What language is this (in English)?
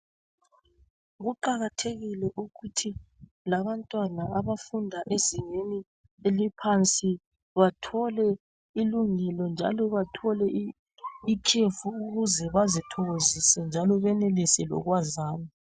North Ndebele